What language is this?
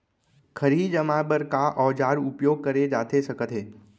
Chhattisgarhi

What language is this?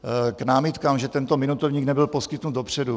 Czech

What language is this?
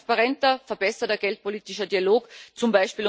German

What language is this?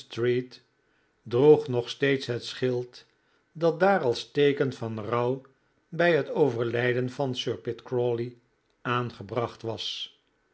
Dutch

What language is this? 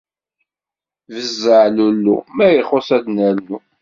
Kabyle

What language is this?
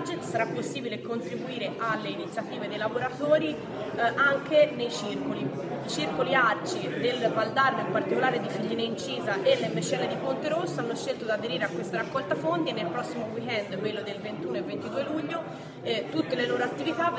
Italian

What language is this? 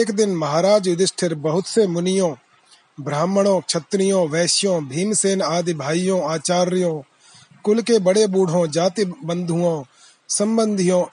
Hindi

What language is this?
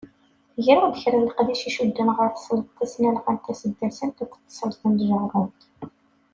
Kabyle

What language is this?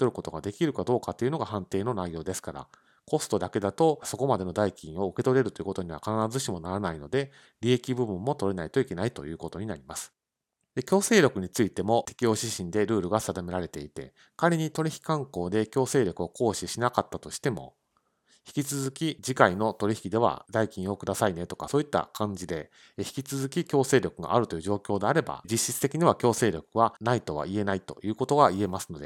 Japanese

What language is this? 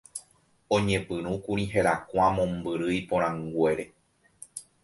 Guarani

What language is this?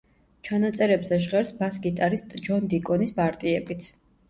Georgian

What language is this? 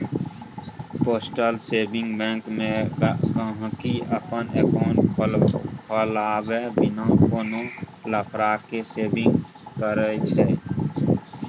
Maithili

